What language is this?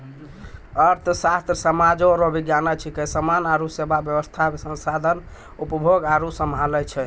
Maithili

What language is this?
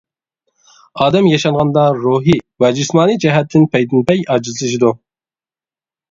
Uyghur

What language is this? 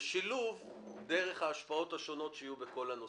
Hebrew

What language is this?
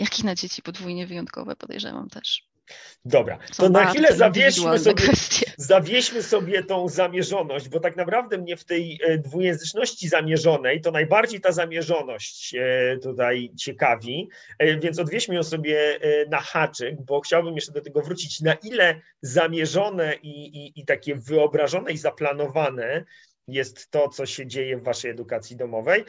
Polish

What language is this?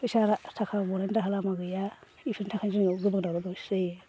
Bodo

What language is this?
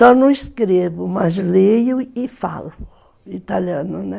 Portuguese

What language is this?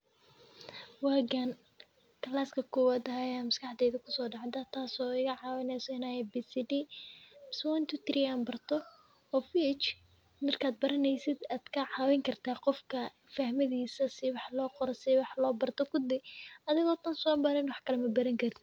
Somali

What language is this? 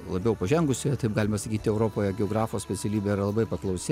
Lithuanian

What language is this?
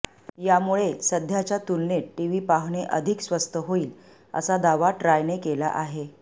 Marathi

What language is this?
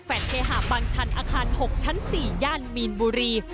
Thai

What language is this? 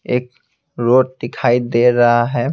Hindi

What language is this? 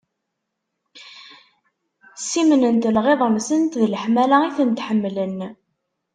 Kabyle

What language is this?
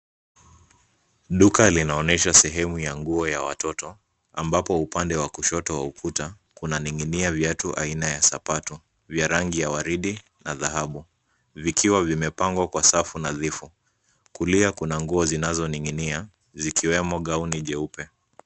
Swahili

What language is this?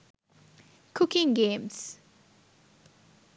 Sinhala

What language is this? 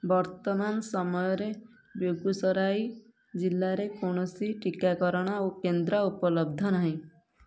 Odia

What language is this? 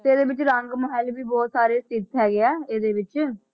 Punjabi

